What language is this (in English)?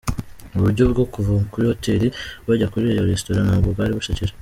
Kinyarwanda